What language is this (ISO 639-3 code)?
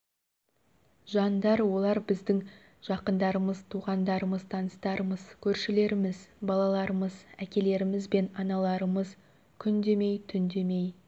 kaz